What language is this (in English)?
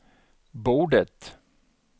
Swedish